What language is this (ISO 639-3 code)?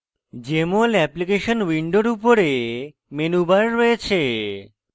ben